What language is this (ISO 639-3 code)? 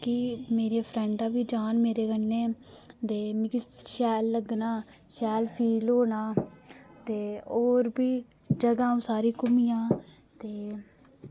doi